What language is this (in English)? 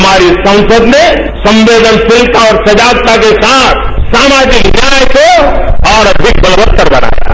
Hindi